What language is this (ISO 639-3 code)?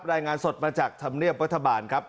tha